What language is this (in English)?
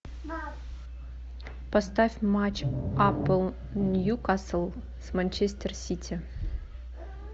Russian